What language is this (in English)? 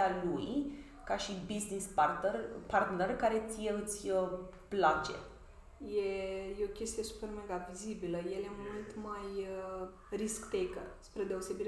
Romanian